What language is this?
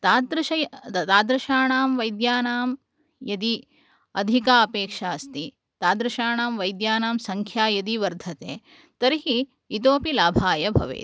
Sanskrit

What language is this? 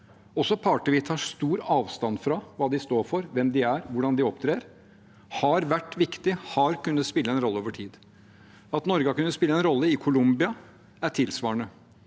Norwegian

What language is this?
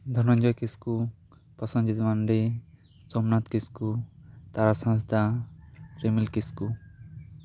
Santali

